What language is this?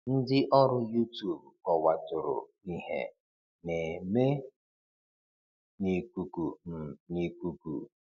Igbo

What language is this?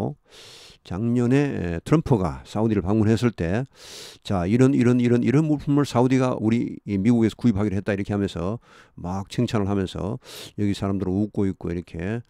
Korean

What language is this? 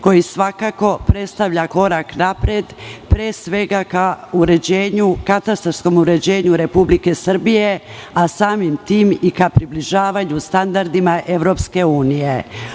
Serbian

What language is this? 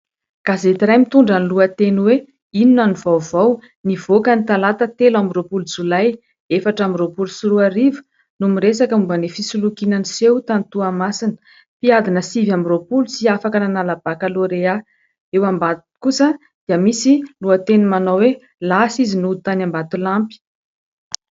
Malagasy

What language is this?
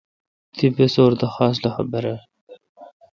Kalkoti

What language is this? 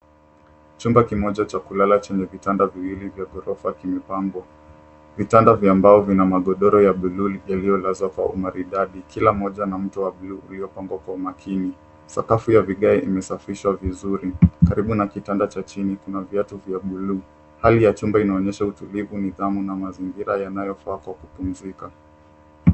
Swahili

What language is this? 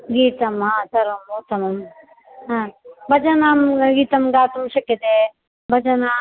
Sanskrit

